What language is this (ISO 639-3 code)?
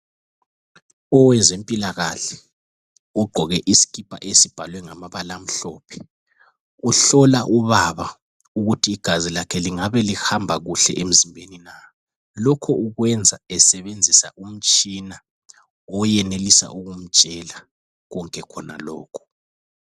nde